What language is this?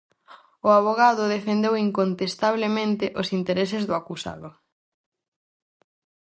Galician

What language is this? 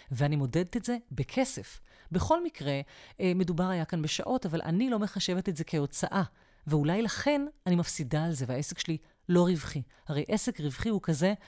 Hebrew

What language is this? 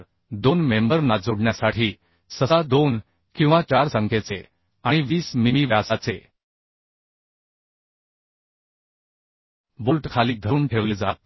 Marathi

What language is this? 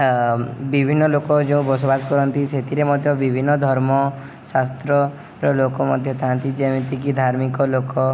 Odia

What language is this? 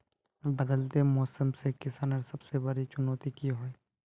Magahi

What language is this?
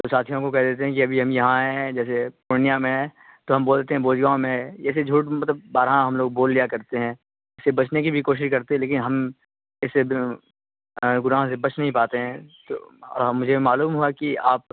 Urdu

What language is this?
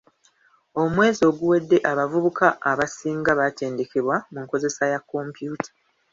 Ganda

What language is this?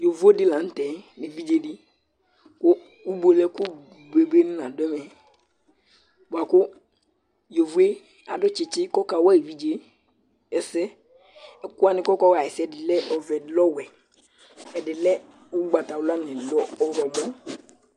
Ikposo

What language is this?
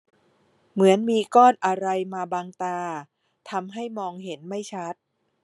Thai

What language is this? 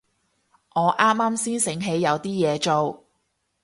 Cantonese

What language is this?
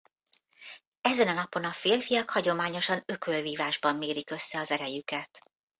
Hungarian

